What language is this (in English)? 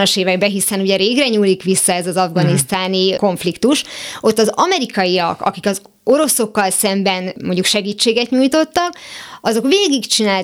Hungarian